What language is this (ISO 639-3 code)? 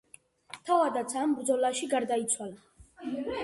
kat